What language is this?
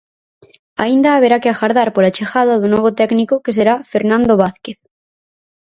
Galician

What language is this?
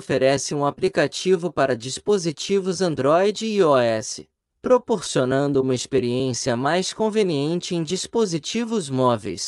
Portuguese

